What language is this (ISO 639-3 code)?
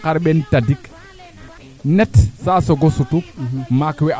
srr